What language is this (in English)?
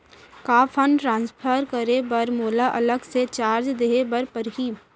Chhattisgarhi